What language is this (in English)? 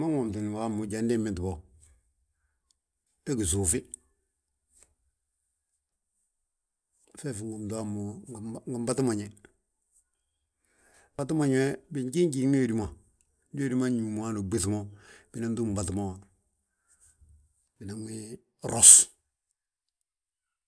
Balanta-Ganja